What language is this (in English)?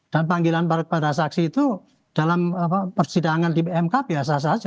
Indonesian